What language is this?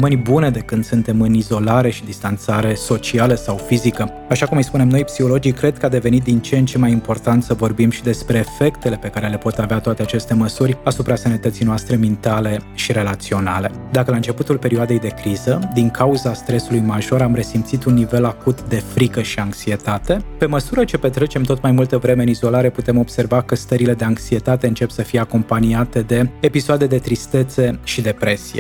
Romanian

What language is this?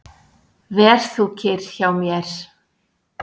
Icelandic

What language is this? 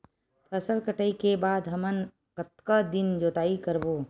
Chhattisgarhi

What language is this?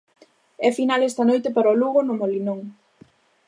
Galician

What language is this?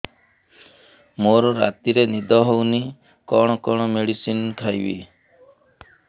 Odia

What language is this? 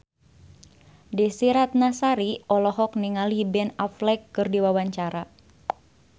Sundanese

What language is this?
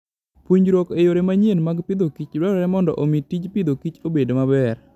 Luo (Kenya and Tanzania)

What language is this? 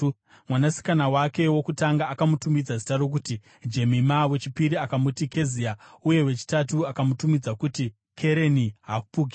Shona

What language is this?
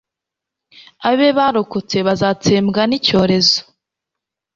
Kinyarwanda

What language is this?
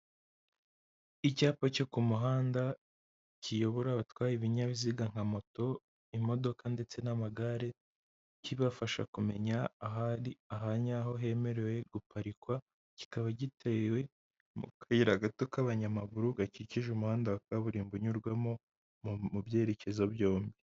Kinyarwanda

